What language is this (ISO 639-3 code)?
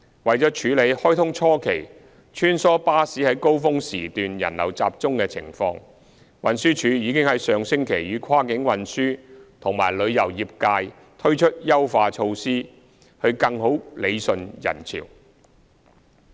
yue